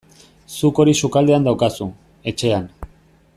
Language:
Basque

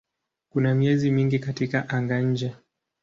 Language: Swahili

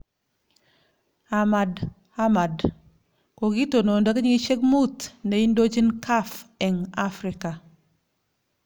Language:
Kalenjin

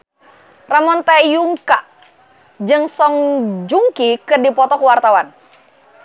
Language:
Sundanese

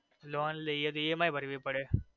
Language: Gujarati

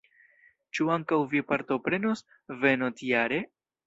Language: Esperanto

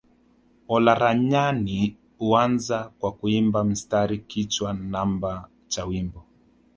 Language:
Swahili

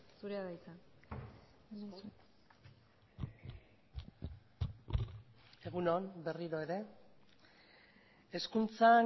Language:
Basque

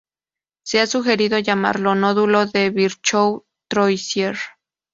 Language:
Spanish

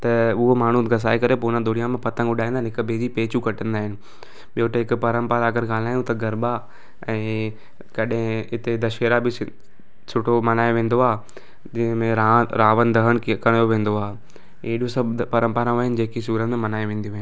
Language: Sindhi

